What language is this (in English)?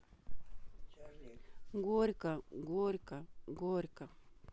Russian